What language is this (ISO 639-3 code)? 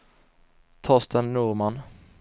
swe